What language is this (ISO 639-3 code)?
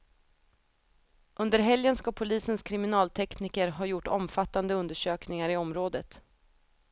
swe